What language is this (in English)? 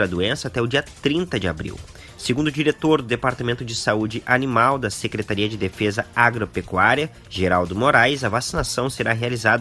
Portuguese